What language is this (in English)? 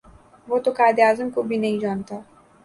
Urdu